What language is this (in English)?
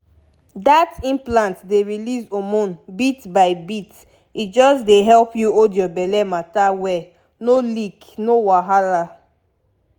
Nigerian Pidgin